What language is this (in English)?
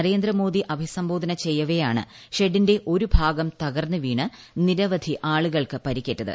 Malayalam